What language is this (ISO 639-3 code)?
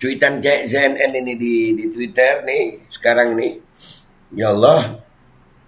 ind